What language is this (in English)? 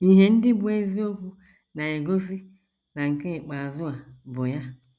Igbo